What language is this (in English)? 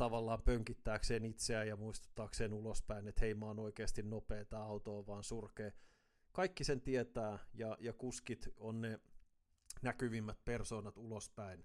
Finnish